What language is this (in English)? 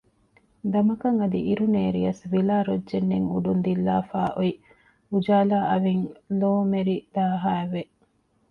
Divehi